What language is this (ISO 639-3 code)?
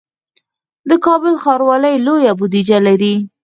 pus